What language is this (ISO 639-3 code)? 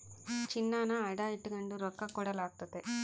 kan